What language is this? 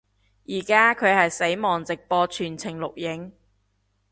Cantonese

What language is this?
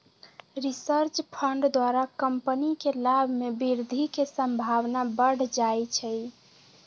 Magahi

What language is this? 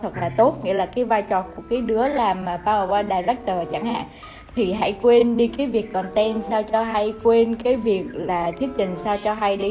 Vietnamese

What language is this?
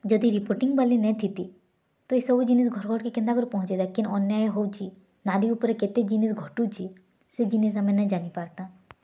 Odia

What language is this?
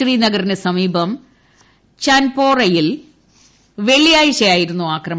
Malayalam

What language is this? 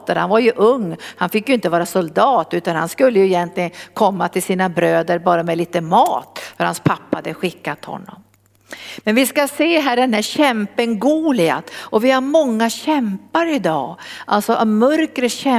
Swedish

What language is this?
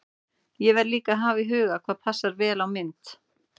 Icelandic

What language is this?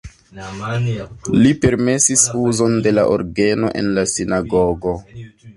Esperanto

